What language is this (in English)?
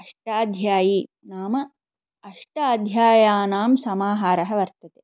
Sanskrit